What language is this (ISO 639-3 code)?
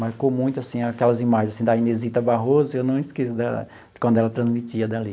por